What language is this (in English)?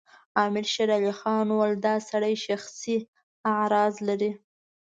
Pashto